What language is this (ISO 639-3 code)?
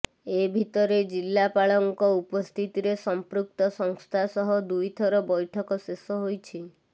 ori